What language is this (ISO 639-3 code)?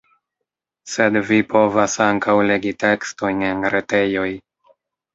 epo